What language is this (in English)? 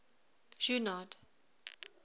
English